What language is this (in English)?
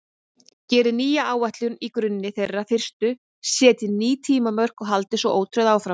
Icelandic